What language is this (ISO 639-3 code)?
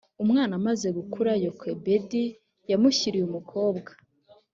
kin